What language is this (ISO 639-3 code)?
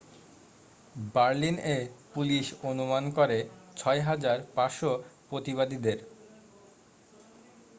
ben